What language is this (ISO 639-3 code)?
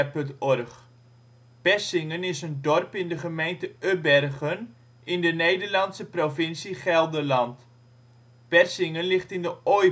nld